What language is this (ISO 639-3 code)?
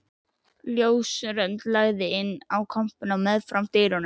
isl